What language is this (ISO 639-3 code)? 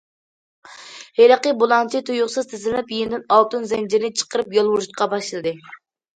uig